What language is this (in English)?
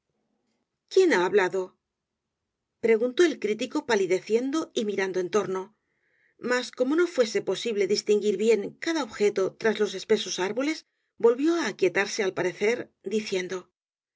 Spanish